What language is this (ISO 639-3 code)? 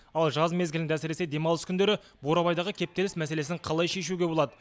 kaz